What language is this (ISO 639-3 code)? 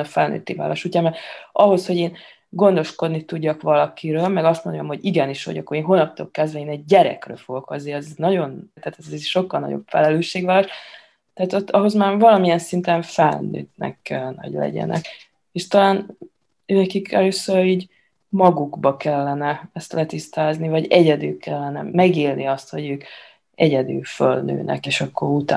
hun